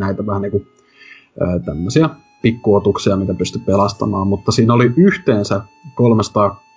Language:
Finnish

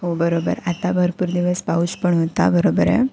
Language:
Marathi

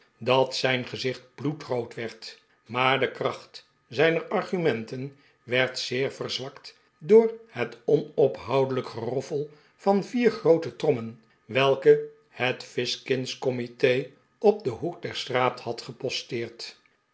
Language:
Dutch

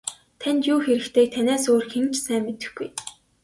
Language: Mongolian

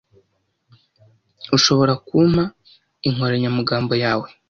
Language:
Kinyarwanda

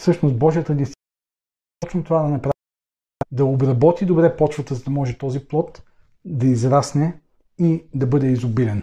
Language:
Bulgarian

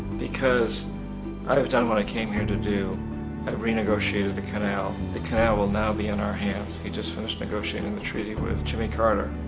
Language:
English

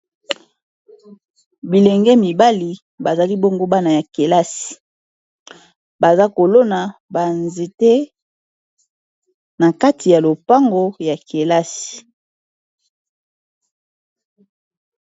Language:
Lingala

